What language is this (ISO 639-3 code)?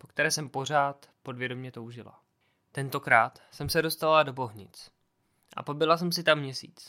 ces